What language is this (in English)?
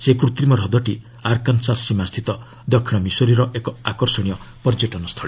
Odia